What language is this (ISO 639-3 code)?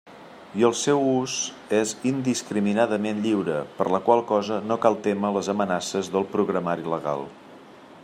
cat